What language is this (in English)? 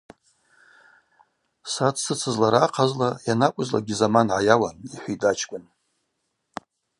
Abaza